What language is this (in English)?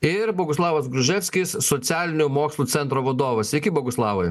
Lithuanian